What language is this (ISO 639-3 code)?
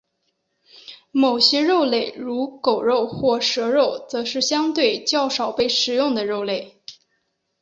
zho